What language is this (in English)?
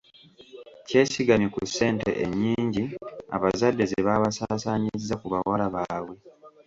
Ganda